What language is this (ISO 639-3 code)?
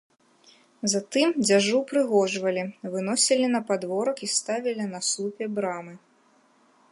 bel